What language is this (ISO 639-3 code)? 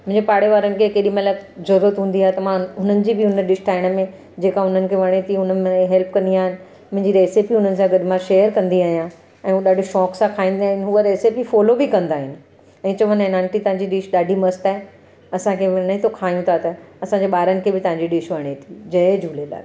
snd